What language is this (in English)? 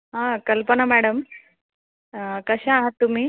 Marathi